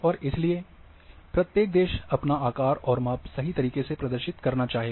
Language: Hindi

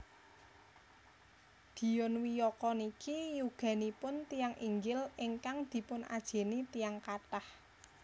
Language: Javanese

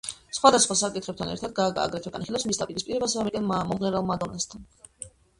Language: Georgian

